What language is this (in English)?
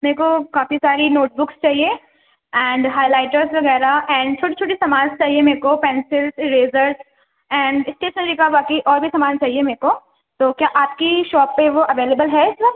Urdu